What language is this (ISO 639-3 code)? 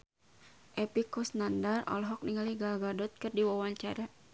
sun